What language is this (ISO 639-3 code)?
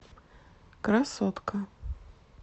rus